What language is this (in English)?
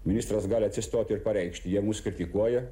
Lithuanian